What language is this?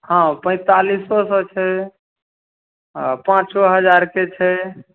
Maithili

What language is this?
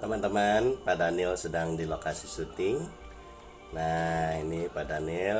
Indonesian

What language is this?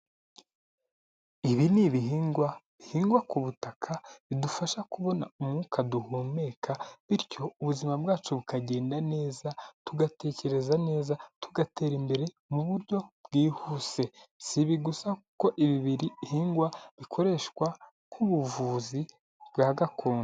Kinyarwanda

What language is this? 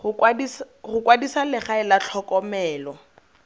Tswana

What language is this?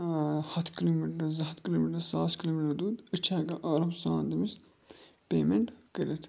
Kashmiri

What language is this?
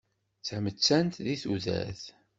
Kabyle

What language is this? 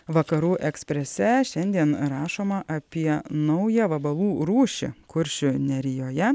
Lithuanian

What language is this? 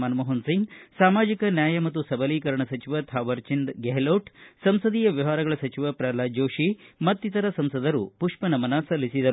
Kannada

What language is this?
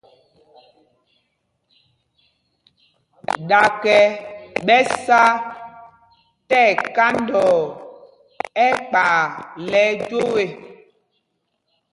Mpumpong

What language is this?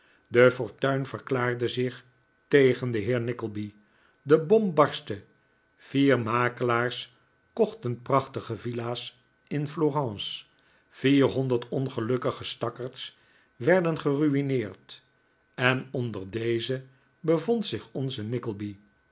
Dutch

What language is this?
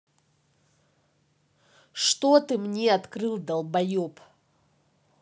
Russian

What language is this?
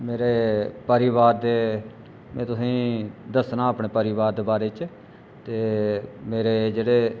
Dogri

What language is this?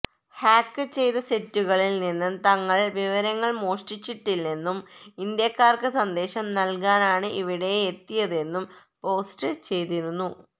Malayalam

